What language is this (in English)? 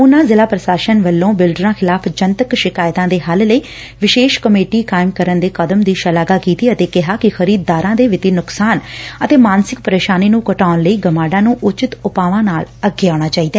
Punjabi